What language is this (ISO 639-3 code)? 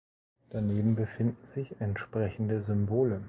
deu